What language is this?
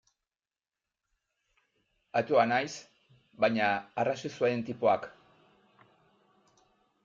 Basque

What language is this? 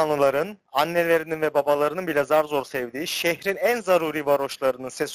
Turkish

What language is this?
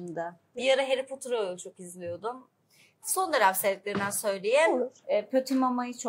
Turkish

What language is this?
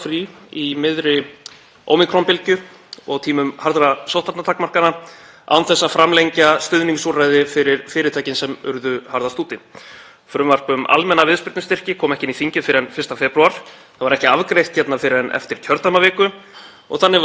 Icelandic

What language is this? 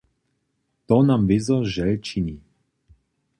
Upper Sorbian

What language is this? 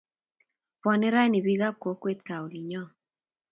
Kalenjin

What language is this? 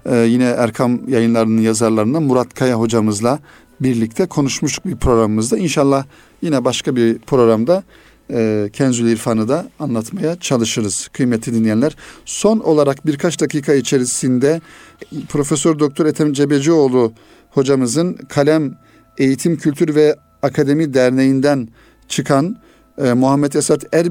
Turkish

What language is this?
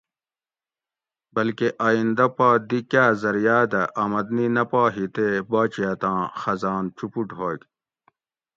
Gawri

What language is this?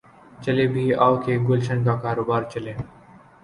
Urdu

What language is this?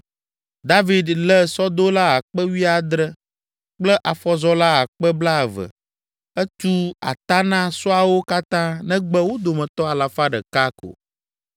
Ewe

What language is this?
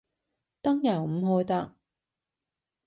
Cantonese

